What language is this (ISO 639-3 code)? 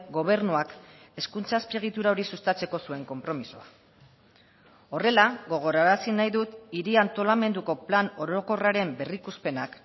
eus